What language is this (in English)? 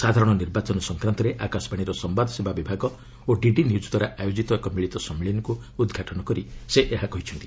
Odia